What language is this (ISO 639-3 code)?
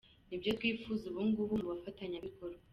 kin